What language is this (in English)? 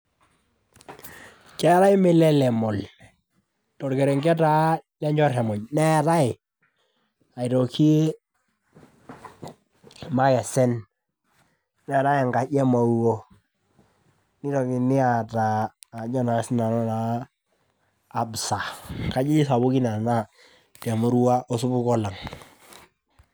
Masai